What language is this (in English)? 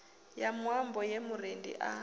Venda